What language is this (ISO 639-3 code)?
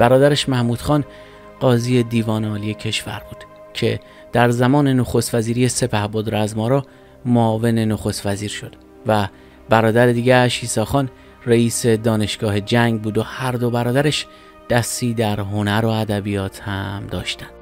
fas